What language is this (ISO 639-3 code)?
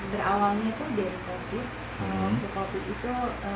ind